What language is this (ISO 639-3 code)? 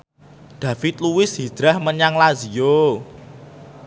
jav